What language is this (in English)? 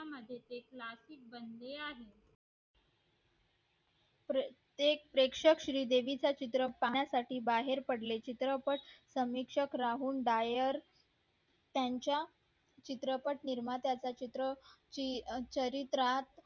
Marathi